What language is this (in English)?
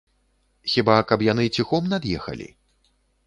Belarusian